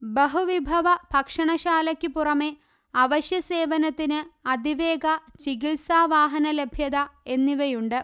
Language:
Malayalam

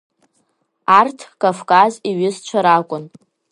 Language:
Abkhazian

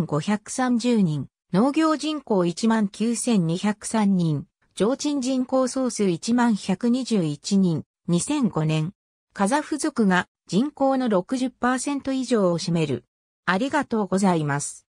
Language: Japanese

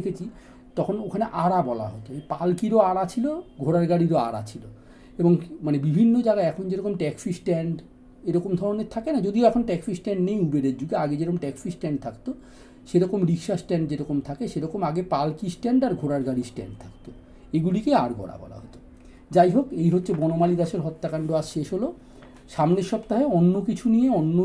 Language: Bangla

